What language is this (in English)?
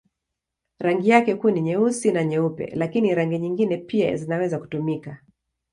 Swahili